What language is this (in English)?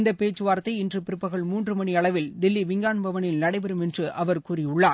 Tamil